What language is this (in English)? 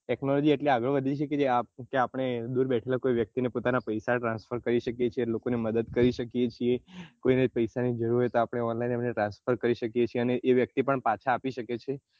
Gujarati